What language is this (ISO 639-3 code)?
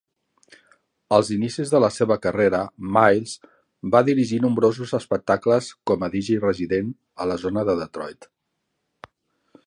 cat